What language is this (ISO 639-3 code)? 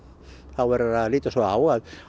isl